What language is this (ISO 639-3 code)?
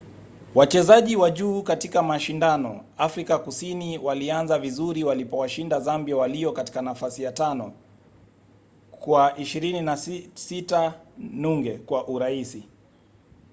swa